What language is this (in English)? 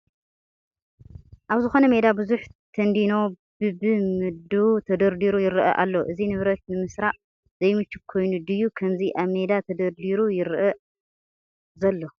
Tigrinya